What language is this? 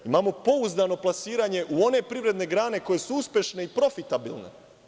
Serbian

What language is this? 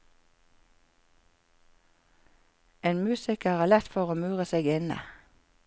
Norwegian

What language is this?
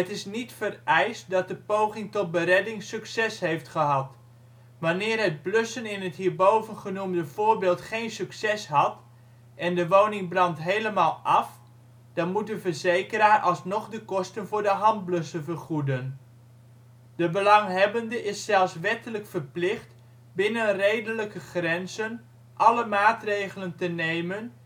Dutch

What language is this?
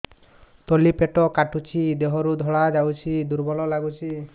Odia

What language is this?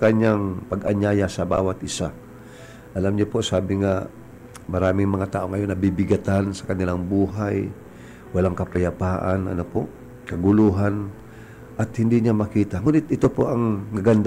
Filipino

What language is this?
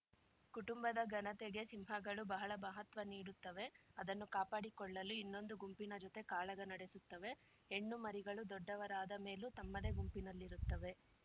Kannada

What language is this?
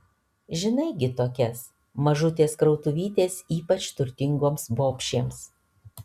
Lithuanian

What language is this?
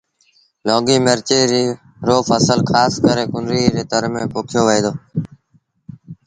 Sindhi Bhil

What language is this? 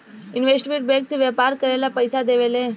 Bhojpuri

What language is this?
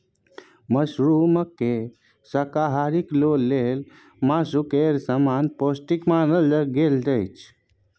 Maithili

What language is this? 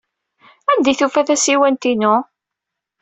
Kabyle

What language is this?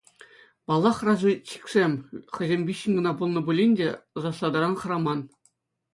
Chuvash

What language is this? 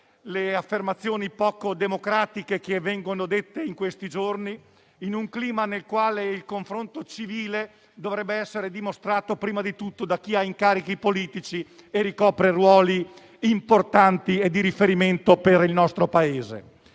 Italian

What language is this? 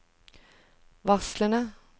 Norwegian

